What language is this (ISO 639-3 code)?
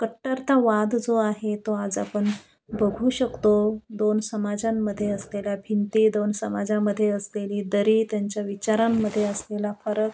mar